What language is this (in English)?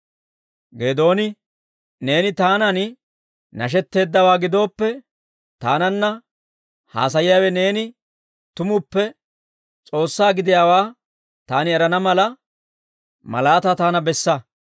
Dawro